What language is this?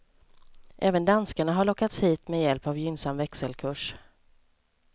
Swedish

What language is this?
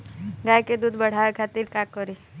Bhojpuri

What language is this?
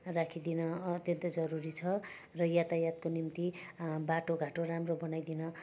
Nepali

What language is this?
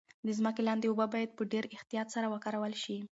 Pashto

